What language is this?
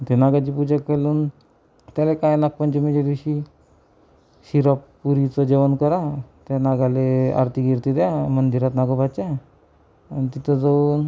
Marathi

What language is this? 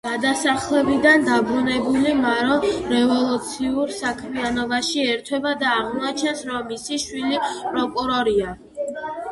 Georgian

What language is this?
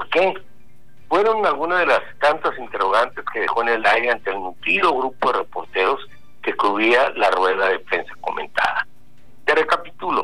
Spanish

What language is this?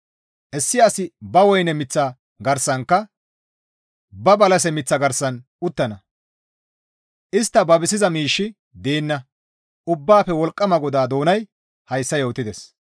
Gamo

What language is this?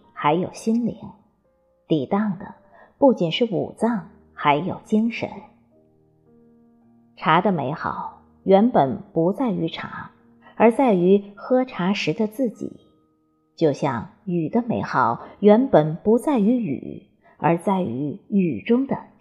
Chinese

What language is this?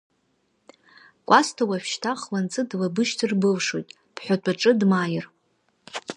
Abkhazian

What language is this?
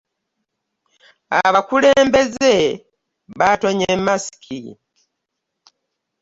Ganda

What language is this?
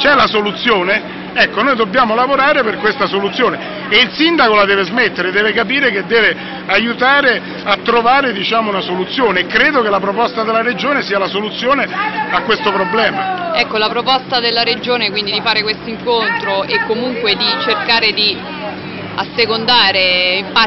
Italian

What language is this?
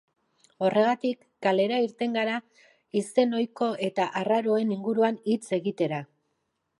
Basque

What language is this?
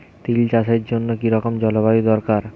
Bangla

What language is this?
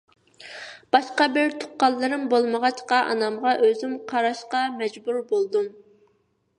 Uyghur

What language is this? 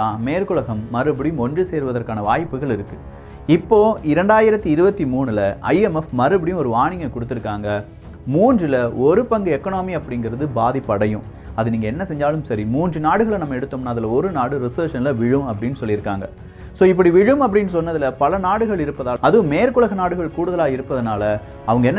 Tamil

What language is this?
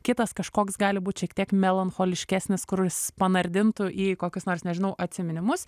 Lithuanian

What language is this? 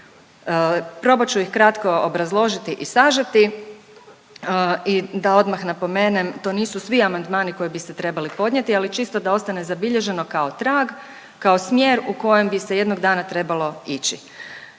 Croatian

